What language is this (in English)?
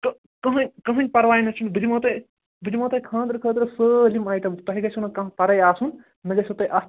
Kashmiri